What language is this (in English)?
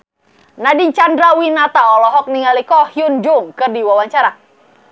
Sundanese